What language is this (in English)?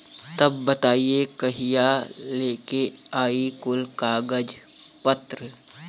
Bhojpuri